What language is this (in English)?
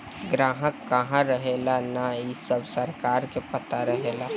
Bhojpuri